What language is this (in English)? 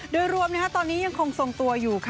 Thai